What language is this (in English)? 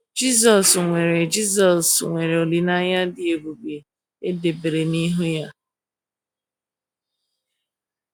Igbo